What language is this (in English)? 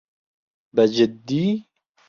Central Kurdish